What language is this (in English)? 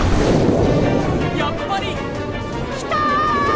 Japanese